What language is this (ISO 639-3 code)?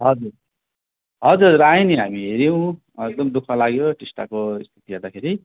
nep